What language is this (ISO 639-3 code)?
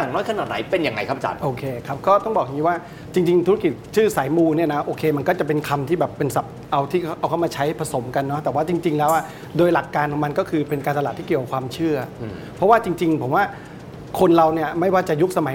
tha